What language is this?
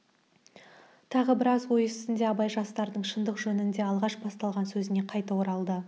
Kazakh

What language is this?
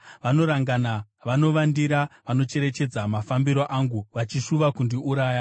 Shona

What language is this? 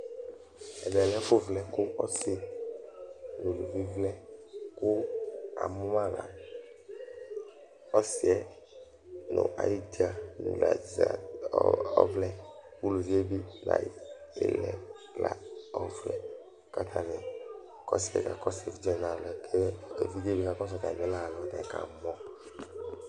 Ikposo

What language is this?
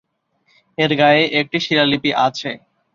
Bangla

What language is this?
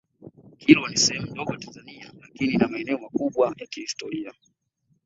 Swahili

